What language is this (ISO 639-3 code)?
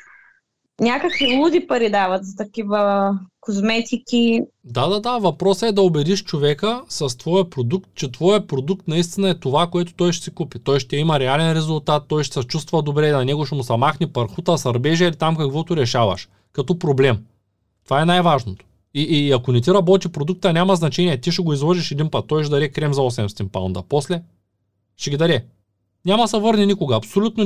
bul